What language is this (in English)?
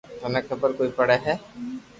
Loarki